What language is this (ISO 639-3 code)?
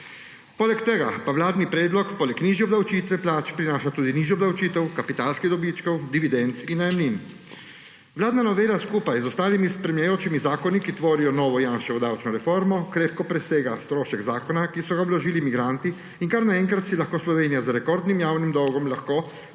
slv